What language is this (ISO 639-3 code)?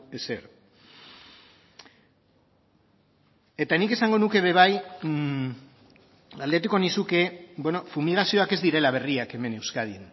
eus